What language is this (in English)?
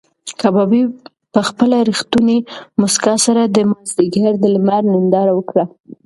Pashto